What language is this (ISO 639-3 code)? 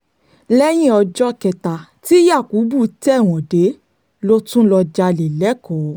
yor